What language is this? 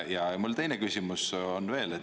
Estonian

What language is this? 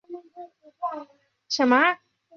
Chinese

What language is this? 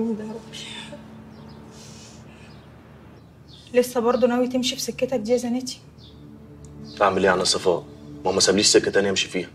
Arabic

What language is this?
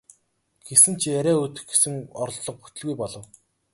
Mongolian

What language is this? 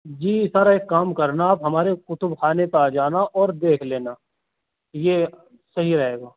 Urdu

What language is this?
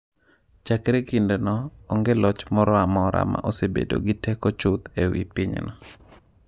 Luo (Kenya and Tanzania)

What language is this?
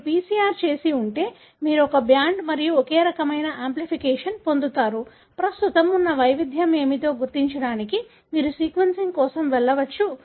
Telugu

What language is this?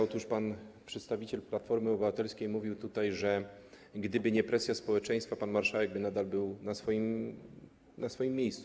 Polish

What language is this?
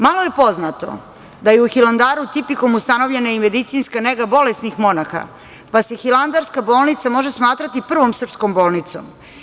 Serbian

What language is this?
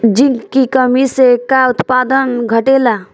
Bhojpuri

